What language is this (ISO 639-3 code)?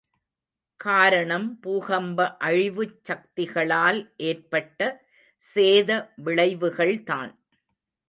tam